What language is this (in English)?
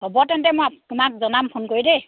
Assamese